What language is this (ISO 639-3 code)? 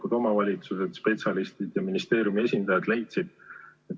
est